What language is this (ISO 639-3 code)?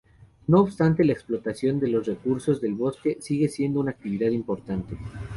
spa